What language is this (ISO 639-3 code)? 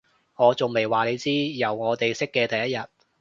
yue